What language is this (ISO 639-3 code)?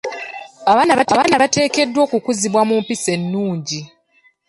lug